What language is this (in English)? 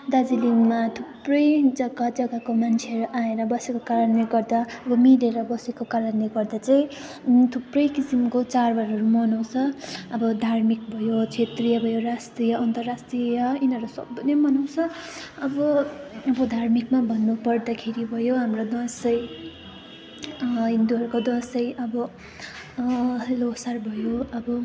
Nepali